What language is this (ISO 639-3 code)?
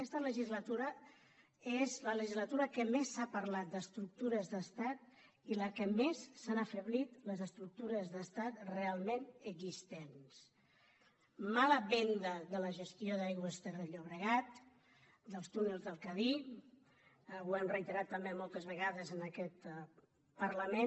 cat